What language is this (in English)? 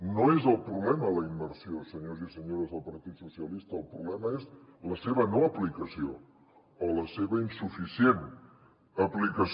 Catalan